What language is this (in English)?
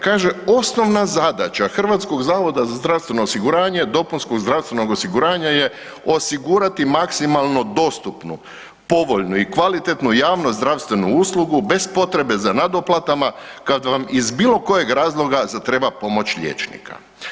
Croatian